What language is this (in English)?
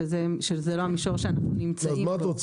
Hebrew